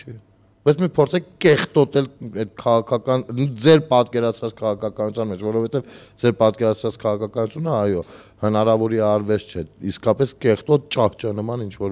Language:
Romanian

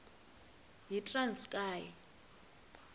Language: Xhosa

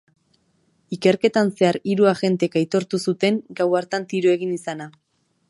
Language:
Basque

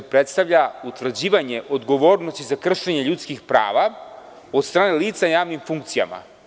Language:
Serbian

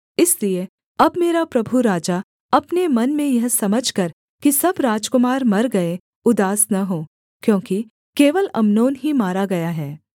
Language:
Hindi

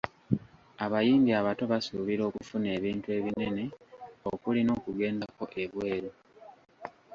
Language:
Ganda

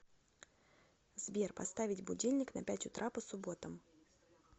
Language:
Russian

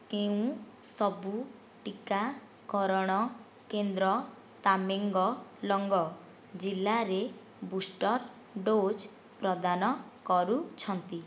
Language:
Odia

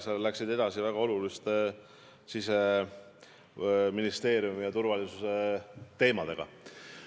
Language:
Estonian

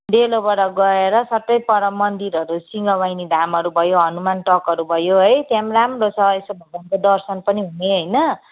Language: Nepali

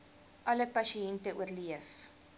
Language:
Afrikaans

